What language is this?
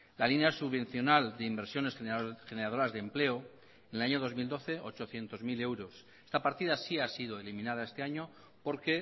Spanish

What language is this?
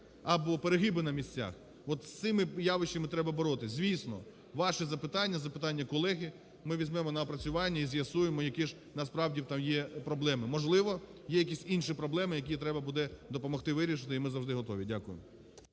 Ukrainian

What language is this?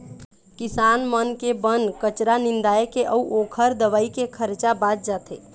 Chhattisgarhi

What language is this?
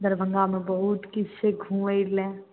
Maithili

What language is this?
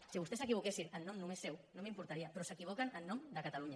Catalan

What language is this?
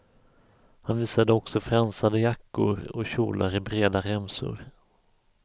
Swedish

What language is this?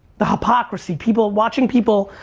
English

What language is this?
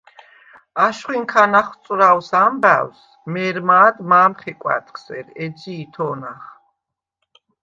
Svan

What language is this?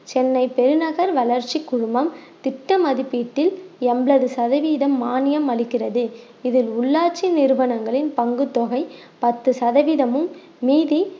Tamil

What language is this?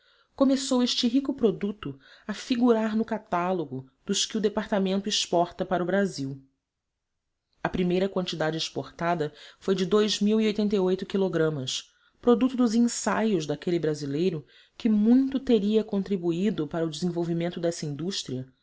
Portuguese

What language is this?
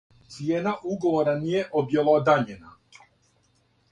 Serbian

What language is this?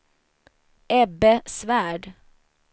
Swedish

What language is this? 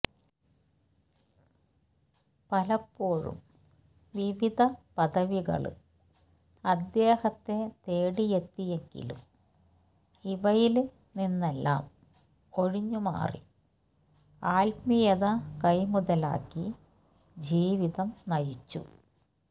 Malayalam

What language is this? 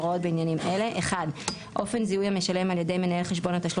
Hebrew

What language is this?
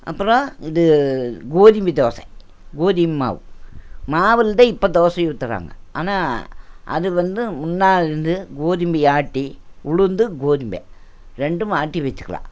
Tamil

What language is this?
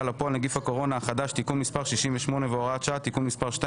Hebrew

